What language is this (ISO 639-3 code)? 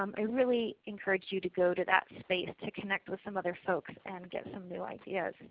eng